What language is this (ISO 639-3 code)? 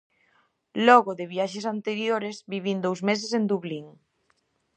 glg